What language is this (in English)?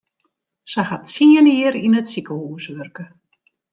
Western Frisian